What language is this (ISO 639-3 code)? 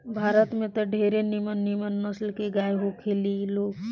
bho